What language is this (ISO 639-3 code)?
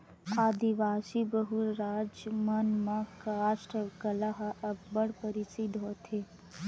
hne